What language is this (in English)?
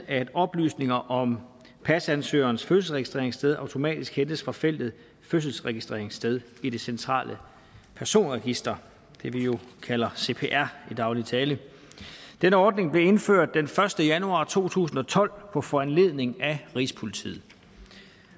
Danish